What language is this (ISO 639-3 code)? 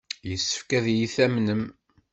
kab